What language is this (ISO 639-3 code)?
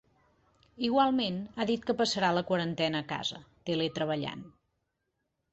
cat